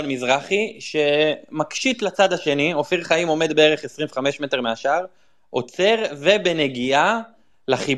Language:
Hebrew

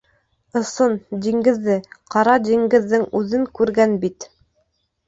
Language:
Bashkir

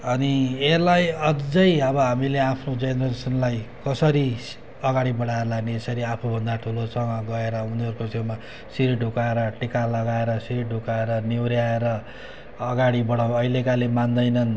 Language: Nepali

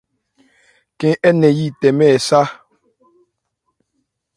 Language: Ebrié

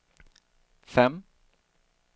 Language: Swedish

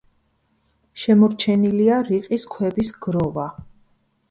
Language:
Georgian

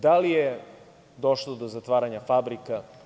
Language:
Serbian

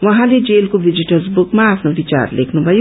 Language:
Nepali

